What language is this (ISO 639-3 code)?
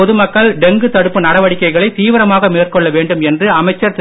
tam